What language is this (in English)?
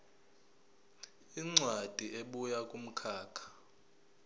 Zulu